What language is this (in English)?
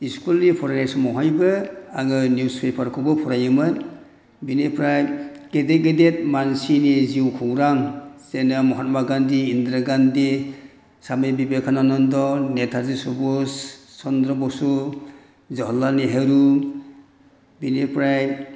Bodo